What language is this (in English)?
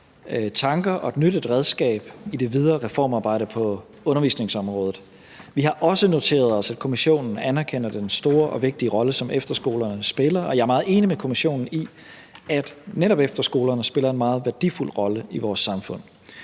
Danish